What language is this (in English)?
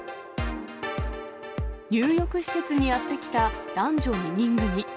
Japanese